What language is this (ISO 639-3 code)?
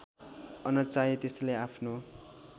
nep